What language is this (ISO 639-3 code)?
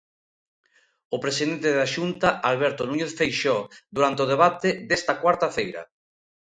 glg